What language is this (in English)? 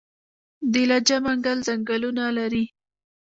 Pashto